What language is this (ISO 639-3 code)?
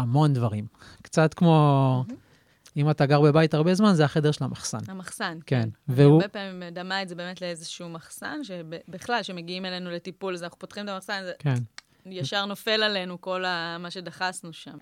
heb